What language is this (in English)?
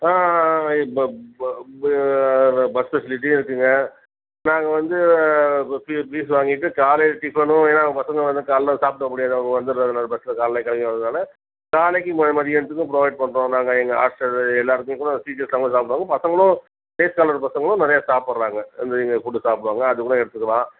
Tamil